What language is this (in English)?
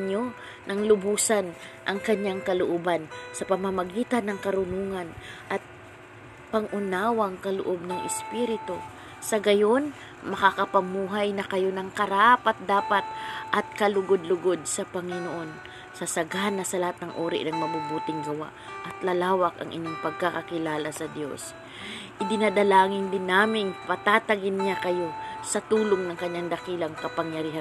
Filipino